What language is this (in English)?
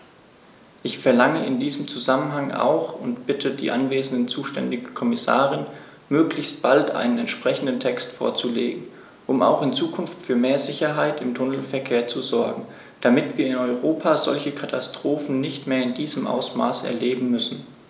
German